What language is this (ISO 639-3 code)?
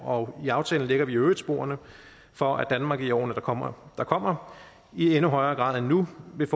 dan